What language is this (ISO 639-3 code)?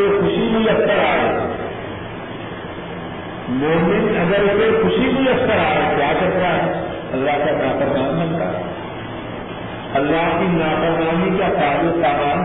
urd